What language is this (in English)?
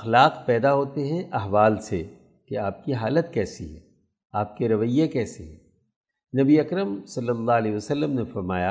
Urdu